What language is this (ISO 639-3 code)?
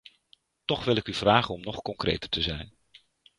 nld